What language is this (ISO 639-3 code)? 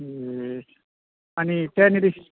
nep